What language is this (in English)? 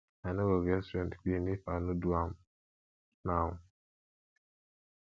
Nigerian Pidgin